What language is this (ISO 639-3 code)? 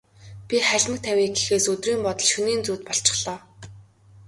mon